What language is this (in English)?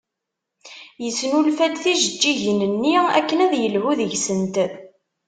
Kabyle